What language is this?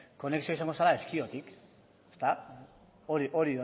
Basque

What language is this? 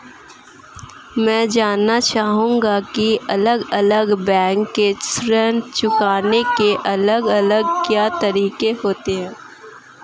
Hindi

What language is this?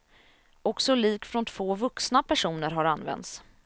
Swedish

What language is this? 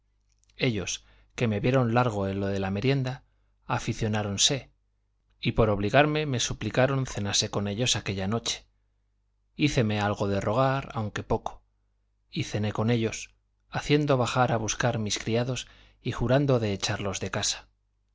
Spanish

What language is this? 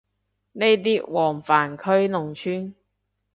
Cantonese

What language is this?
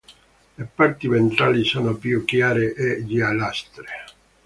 Italian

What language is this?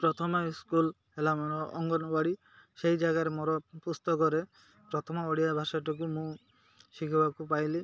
Odia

